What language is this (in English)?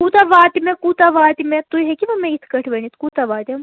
Kashmiri